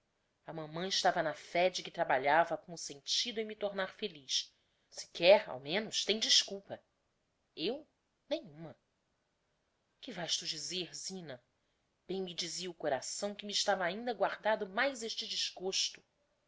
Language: Portuguese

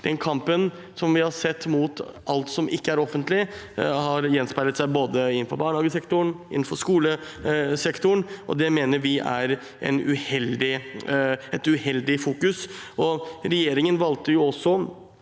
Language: Norwegian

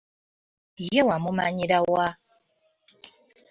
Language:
Ganda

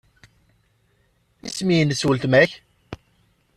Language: Kabyle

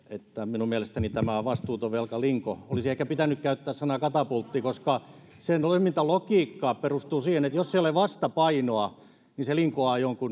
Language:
Finnish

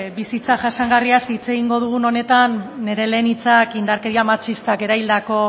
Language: Basque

